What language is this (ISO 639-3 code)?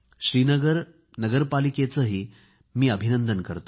mar